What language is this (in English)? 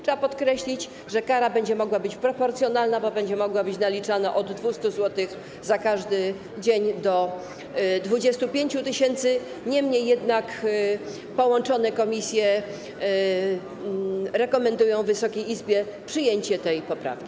Polish